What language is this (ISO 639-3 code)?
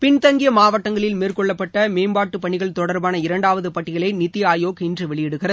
tam